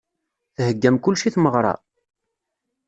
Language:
Kabyle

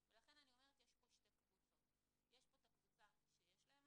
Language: Hebrew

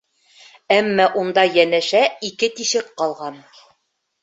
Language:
Bashkir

